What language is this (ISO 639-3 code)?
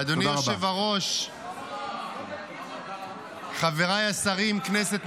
heb